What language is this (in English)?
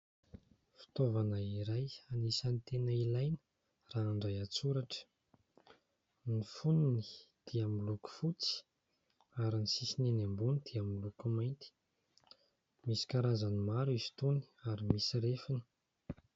Malagasy